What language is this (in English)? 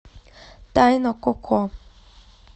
Russian